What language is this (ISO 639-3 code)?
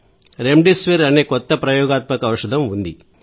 tel